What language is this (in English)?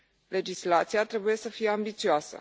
Romanian